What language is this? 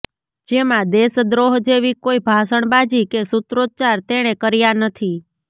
Gujarati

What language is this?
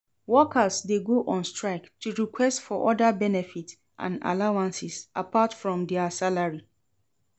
Nigerian Pidgin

